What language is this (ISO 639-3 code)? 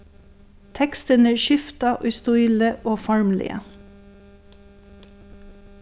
fao